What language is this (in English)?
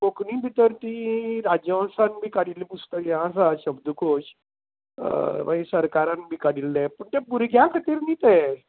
Konkani